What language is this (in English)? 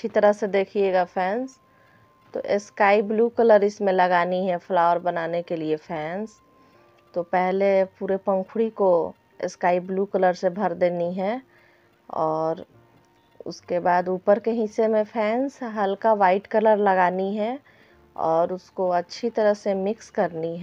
Hindi